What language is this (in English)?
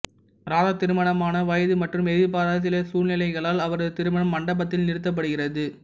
Tamil